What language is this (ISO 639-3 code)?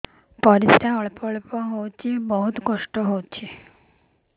ori